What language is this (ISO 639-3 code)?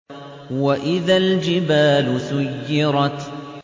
ara